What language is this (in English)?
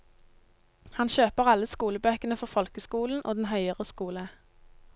Norwegian